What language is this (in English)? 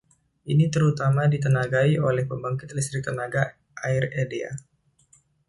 Indonesian